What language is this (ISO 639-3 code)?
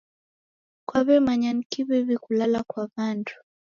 dav